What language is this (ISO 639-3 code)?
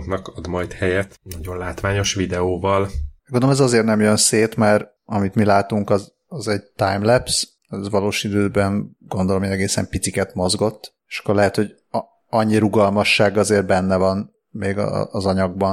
hun